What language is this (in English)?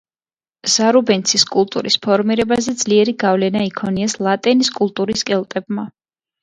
Georgian